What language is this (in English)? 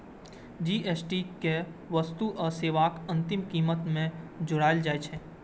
Maithili